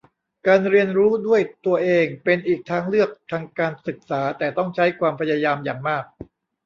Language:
Thai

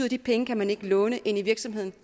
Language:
Danish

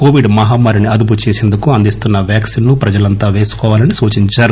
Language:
Telugu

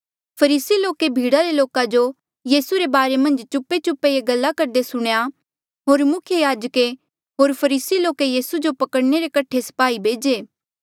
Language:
Mandeali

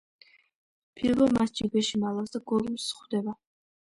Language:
Georgian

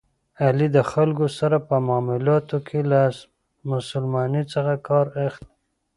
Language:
Pashto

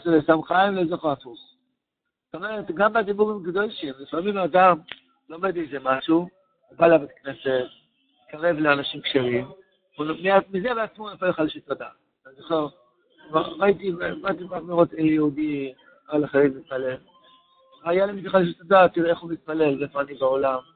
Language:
Hebrew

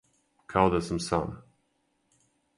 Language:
Serbian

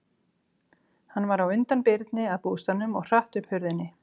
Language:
Icelandic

